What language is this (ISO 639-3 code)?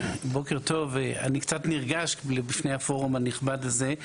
heb